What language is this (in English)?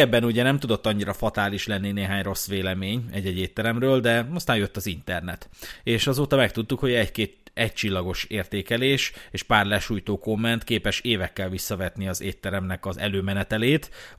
Hungarian